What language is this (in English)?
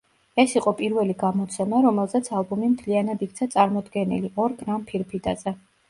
Georgian